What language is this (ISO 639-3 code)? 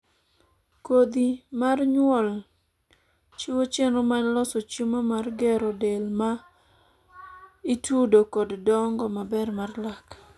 luo